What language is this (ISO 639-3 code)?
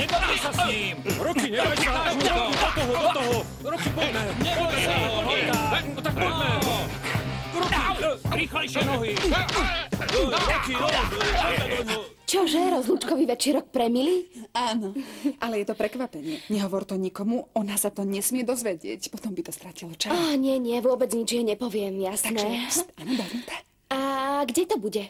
slk